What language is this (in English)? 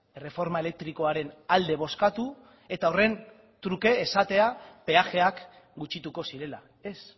Basque